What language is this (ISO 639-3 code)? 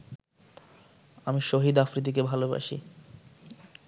ben